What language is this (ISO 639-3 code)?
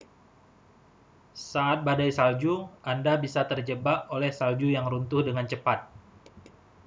ind